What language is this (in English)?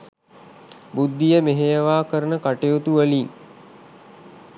Sinhala